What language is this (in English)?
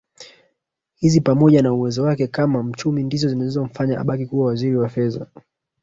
Swahili